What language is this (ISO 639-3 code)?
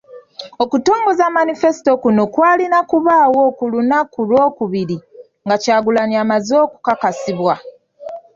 lug